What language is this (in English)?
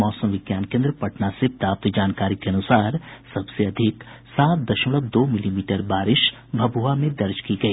Hindi